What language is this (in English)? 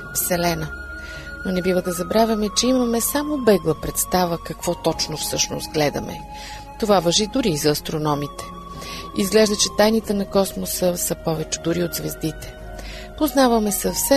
Bulgarian